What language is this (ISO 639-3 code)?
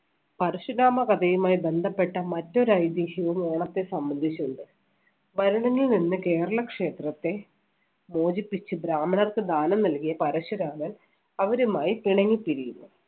mal